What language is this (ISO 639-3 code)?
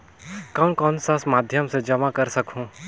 hne